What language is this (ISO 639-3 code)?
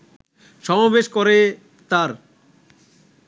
ben